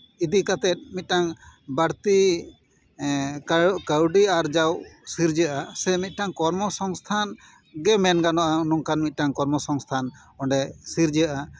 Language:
Santali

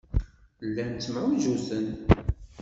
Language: Kabyle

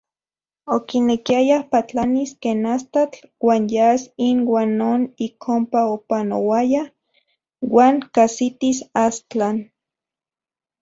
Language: Central Puebla Nahuatl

